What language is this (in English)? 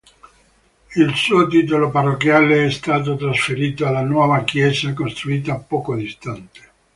Italian